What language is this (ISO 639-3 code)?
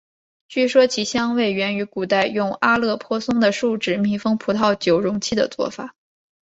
zho